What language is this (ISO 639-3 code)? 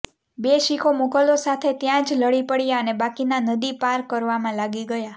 guj